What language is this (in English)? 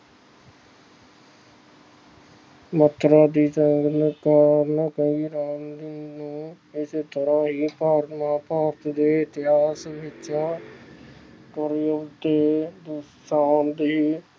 Punjabi